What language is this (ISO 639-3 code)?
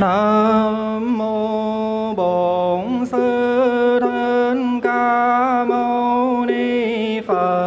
vie